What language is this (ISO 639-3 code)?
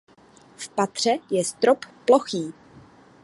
ces